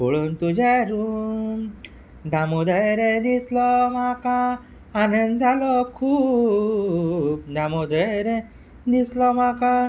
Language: Konkani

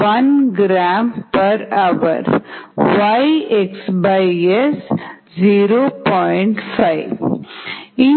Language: Tamil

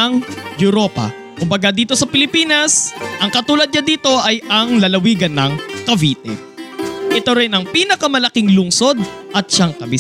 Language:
Filipino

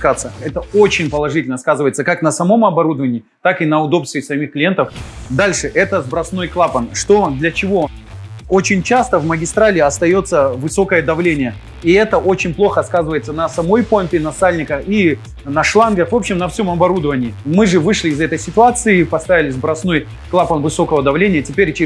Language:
Russian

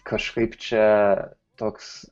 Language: Lithuanian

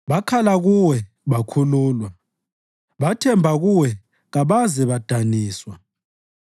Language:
North Ndebele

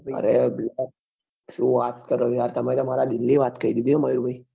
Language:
Gujarati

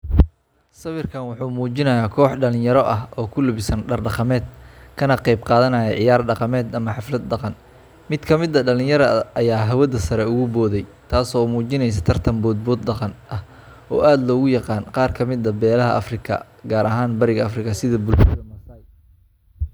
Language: Somali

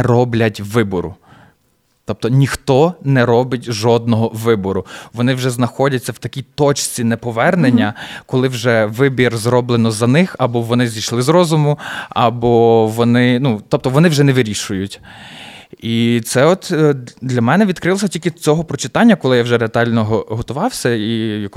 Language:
Ukrainian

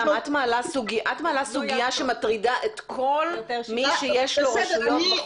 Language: Hebrew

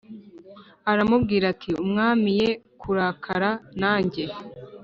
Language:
Kinyarwanda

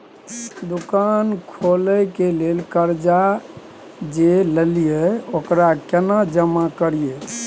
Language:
Maithili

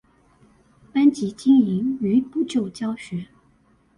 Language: Chinese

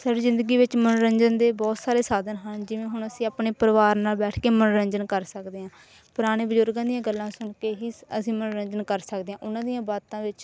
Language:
Punjabi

